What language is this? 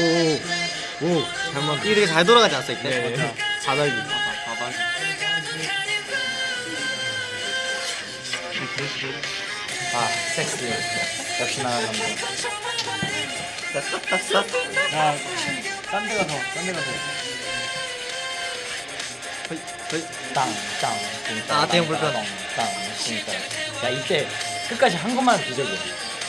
Korean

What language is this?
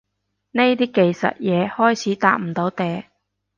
Cantonese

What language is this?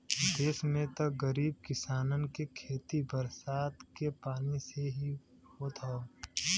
Bhojpuri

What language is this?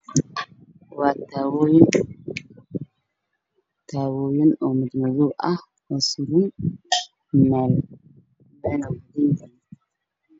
Somali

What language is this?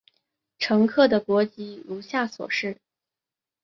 Chinese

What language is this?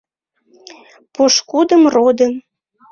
Mari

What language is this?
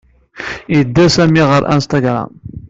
Kabyle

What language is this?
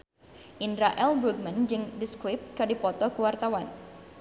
Sundanese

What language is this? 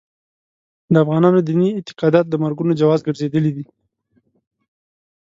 Pashto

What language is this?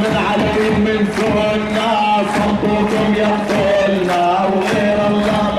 Arabic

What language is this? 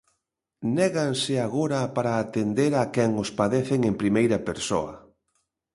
Galician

